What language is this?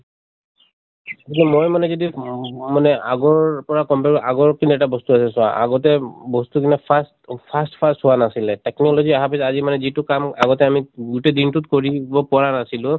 Assamese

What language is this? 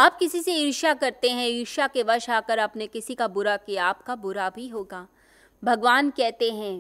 Hindi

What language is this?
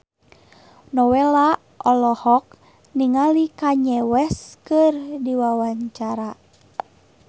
Sundanese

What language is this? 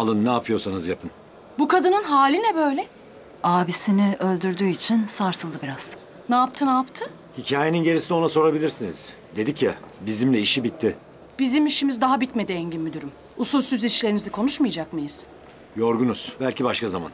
Turkish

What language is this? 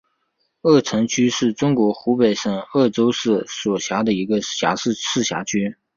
Chinese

